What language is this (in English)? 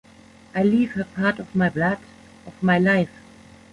English